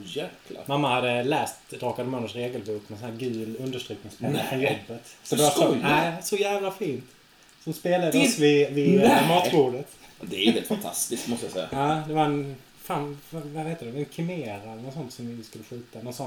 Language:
Swedish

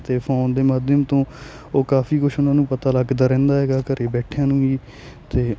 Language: Punjabi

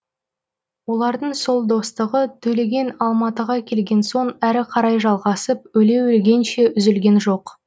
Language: Kazakh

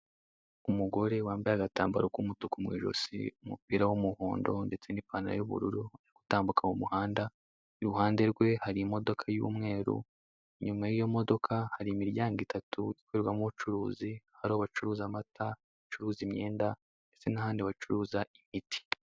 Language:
Kinyarwanda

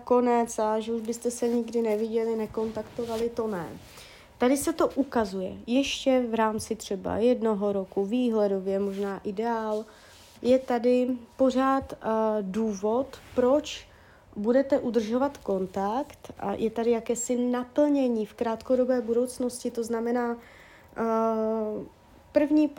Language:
Czech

